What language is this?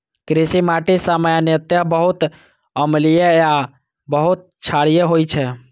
Maithili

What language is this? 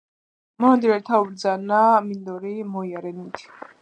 Georgian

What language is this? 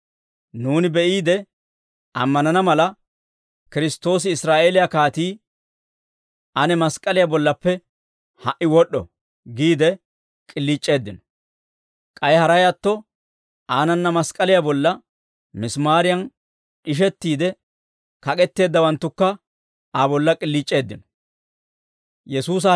Dawro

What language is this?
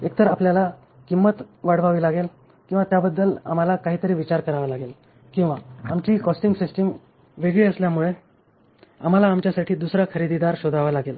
Marathi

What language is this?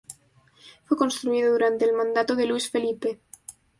Spanish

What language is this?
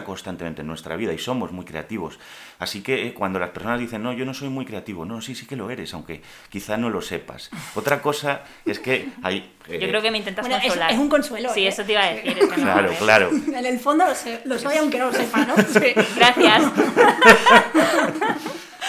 Spanish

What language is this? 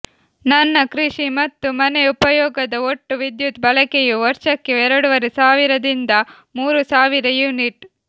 Kannada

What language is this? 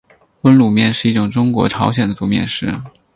Chinese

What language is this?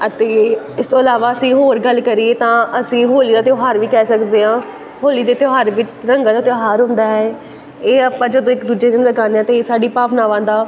Punjabi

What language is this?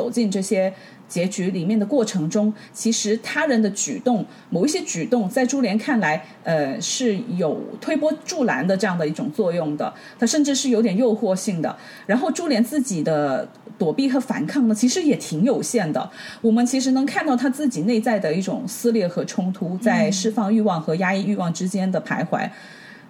Chinese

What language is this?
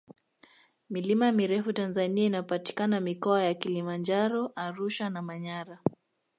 Swahili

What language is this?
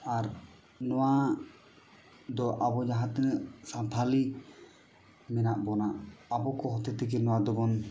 Santali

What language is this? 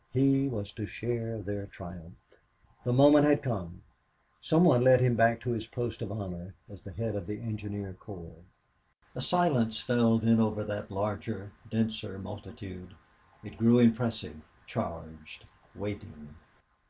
English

